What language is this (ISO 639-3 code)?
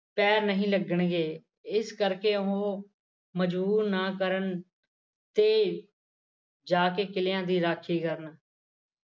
pan